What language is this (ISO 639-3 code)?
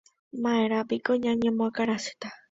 grn